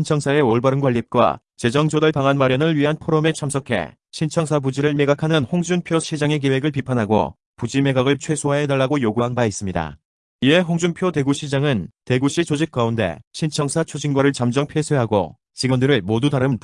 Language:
Korean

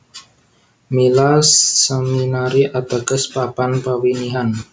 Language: Javanese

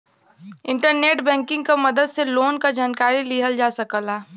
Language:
Bhojpuri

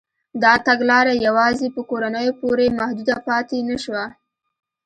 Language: Pashto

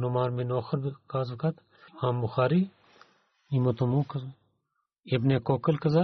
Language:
Bulgarian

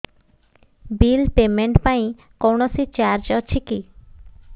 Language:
Odia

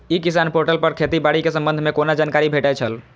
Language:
Maithili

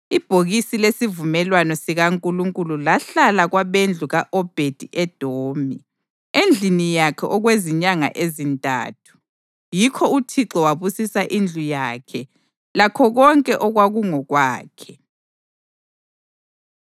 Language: North Ndebele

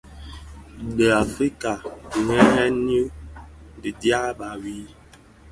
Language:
Bafia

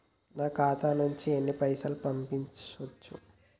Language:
Telugu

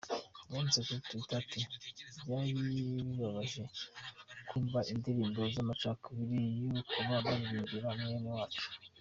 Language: Kinyarwanda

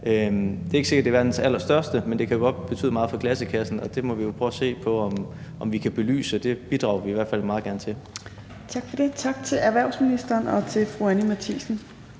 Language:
Danish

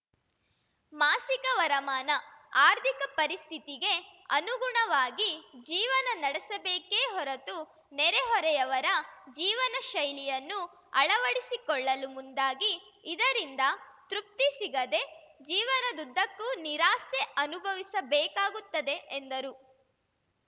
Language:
Kannada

